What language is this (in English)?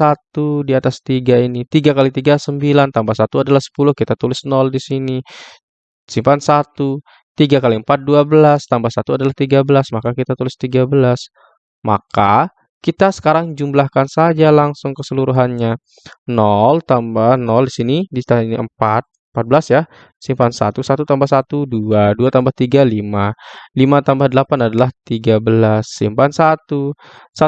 Indonesian